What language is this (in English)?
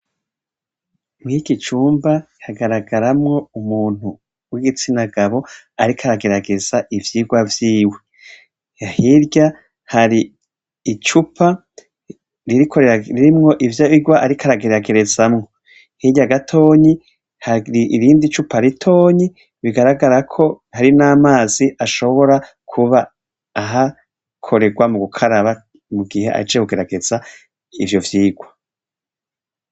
Rundi